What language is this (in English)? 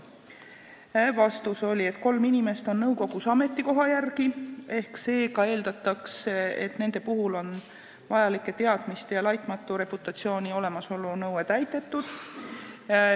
Estonian